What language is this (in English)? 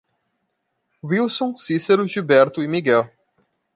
Portuguese